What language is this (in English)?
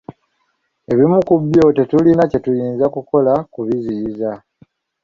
Ganda